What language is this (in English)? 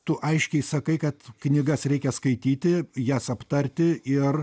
Lithuanian